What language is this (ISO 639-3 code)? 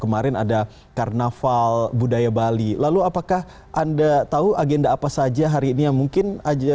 ind